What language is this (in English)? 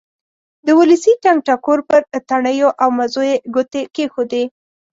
Pashto